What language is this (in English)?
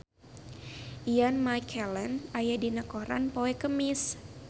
Sundanese